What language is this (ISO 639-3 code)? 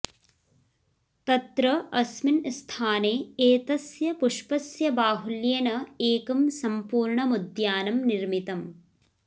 san